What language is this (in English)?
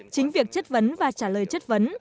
Vietnamese